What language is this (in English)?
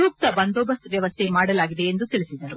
Kannada